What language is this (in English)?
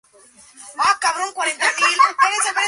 Spanish